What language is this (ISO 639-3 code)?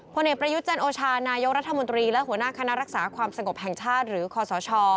tha